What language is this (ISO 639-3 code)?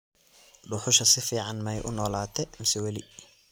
som